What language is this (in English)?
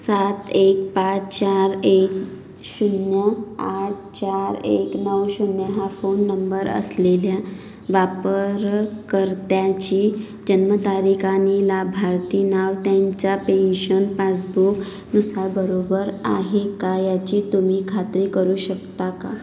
Marathi